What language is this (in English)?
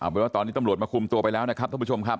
Thai